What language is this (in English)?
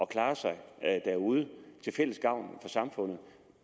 Danish